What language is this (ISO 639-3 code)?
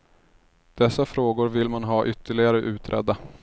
swe